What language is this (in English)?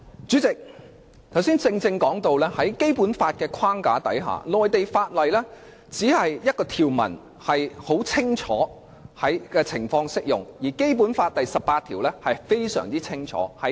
Cantonese